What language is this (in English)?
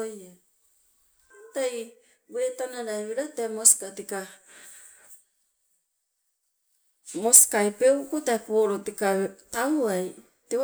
Sibe